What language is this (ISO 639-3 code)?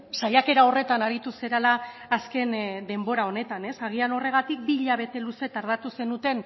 eus